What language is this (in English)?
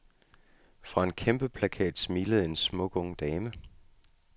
Danish